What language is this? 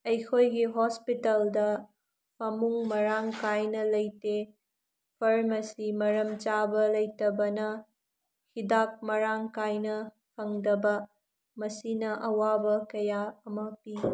Manipuri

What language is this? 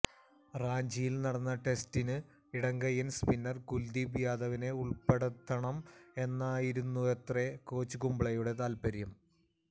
Malayalam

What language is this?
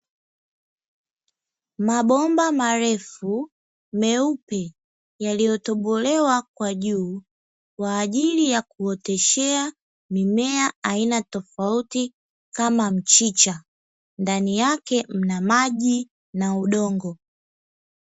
Swahili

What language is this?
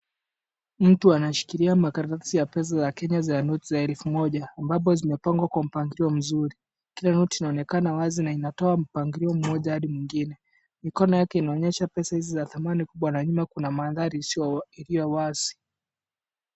Swahili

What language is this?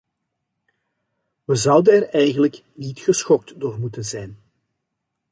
Dutch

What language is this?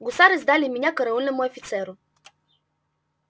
Russian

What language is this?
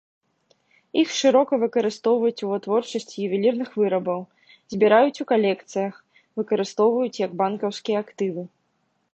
Belarusian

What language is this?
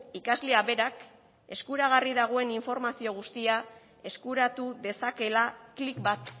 Basque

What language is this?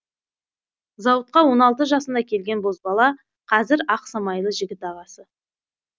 Kazakh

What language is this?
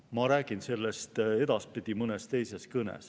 Estonian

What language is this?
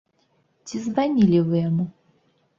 Belarusian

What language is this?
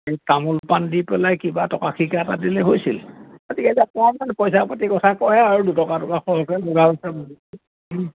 Assamese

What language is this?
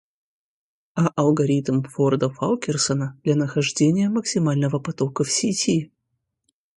Russian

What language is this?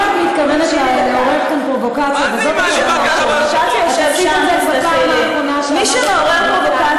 Hebrew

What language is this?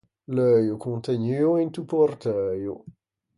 Ligurian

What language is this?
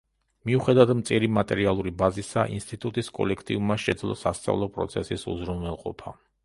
Georgian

